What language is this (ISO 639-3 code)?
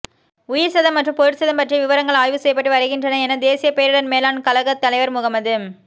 tam